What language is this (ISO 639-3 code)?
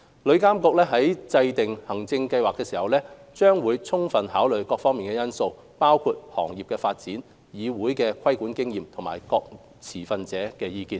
yue